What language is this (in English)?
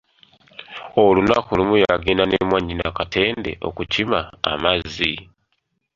Ganda